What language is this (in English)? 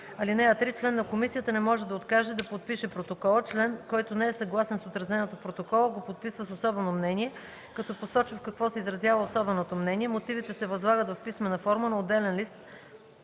Bulgarian